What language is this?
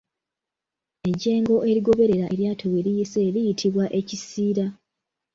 Ganda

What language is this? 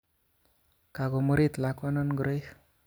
Kalenjin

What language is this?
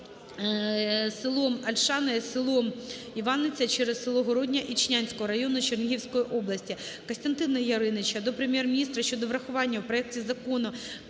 Ukrainian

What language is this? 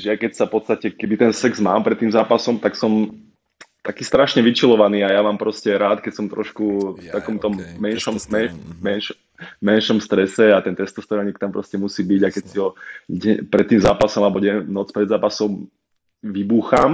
Slovak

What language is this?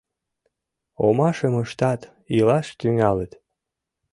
Mari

